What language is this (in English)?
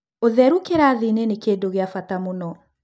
Kikuyu